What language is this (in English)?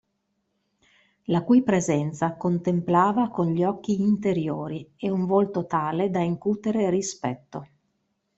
Italian